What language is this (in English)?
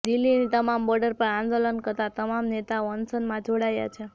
Gujarati